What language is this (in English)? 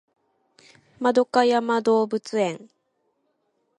Japanese